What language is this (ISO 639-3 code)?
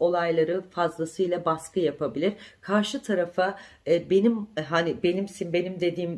tur